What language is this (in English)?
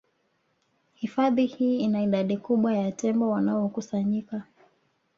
Swahili